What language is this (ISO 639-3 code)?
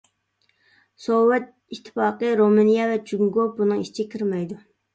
uig